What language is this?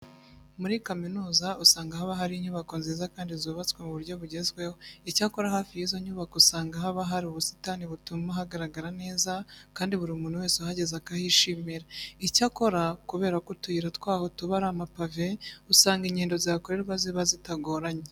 Kinyarwanda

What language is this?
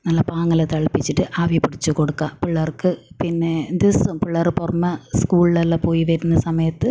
Malayalam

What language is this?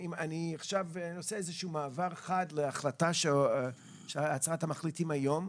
Hebrew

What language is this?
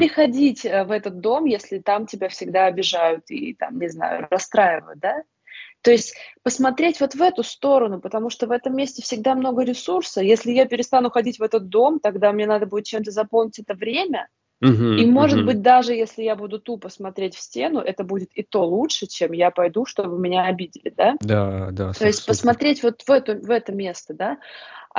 Russian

